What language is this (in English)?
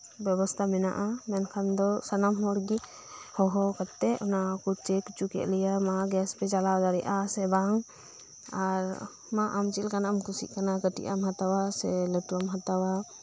Santali